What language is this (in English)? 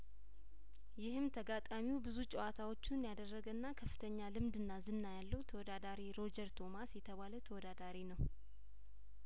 Amharic